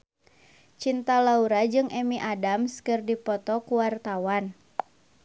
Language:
Sundanese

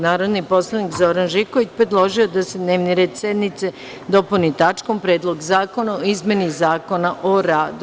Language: Serbian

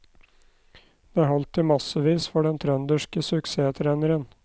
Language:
Norwegian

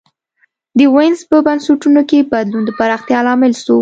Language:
Pashto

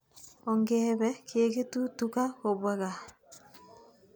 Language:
Kalenjin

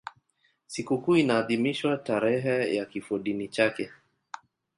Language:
Swahili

